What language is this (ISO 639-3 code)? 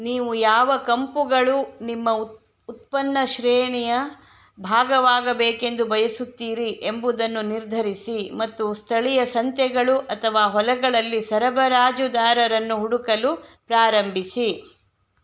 kan